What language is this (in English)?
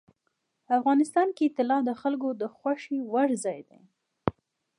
Pashto